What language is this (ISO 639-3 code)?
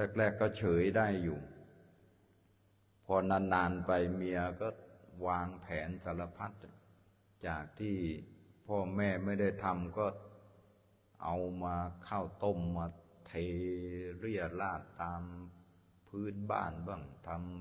tha